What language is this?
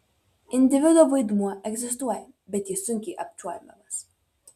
Lithuanian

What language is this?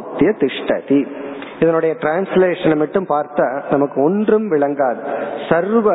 Tamil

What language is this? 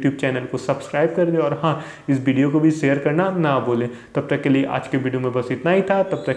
Hindi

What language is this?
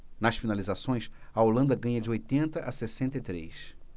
Portuguese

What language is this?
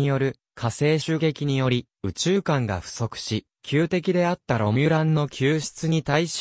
Japanese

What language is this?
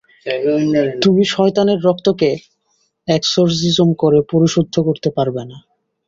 Bangla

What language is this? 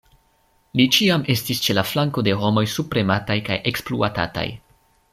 Esperanto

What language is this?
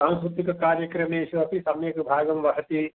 Sanskrit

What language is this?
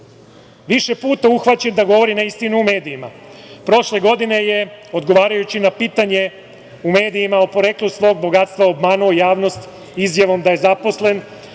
Serbian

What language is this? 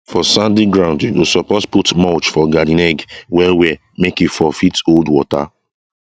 Nigerian Pidgin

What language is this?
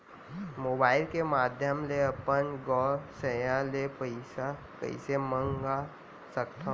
Chhattisgarhi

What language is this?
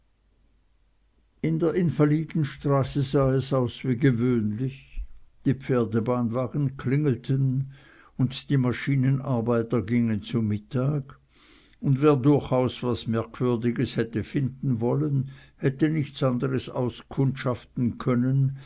German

